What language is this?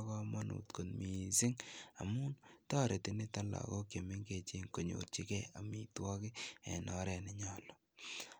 Kalenjin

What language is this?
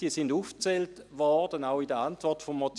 Swiss German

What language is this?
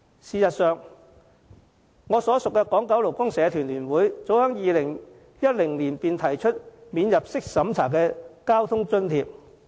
Cantonese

